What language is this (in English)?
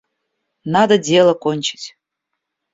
Russian